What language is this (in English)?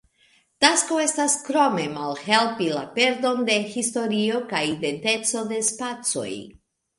Esperanto